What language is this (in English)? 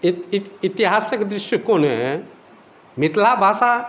Maithili